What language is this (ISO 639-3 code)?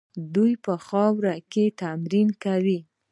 pus